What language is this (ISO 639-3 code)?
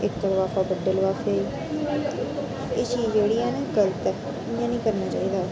doi